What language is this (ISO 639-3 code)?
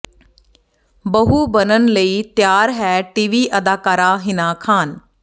pan